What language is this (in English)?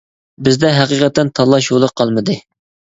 Uyghur